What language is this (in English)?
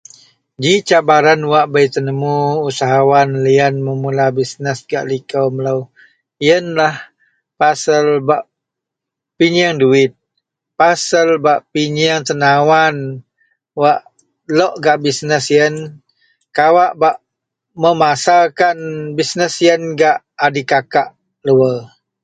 Central Melanau